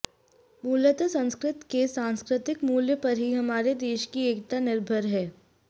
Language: Sanskrit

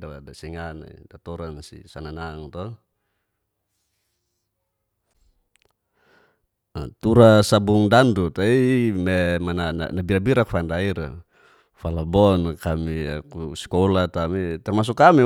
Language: Geser-Gorom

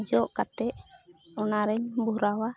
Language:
Santali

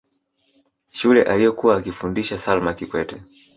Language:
Swahili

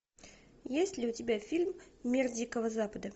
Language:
Russian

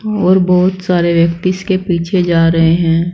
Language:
Hindi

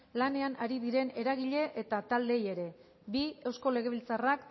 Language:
Basque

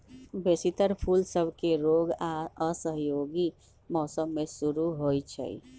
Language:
Magahi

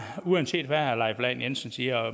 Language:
Danish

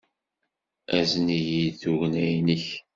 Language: Kabyle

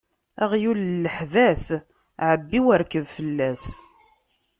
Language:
Kabyle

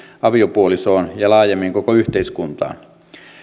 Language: Finnish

